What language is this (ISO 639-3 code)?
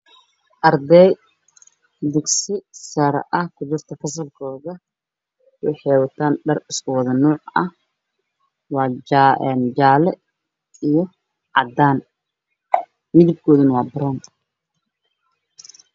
som